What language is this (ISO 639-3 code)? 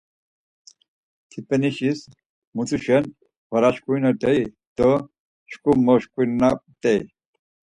lzz